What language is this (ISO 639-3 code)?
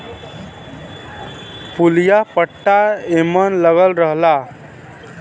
bho